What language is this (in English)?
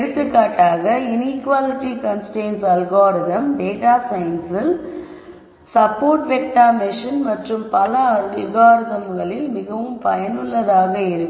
Tamil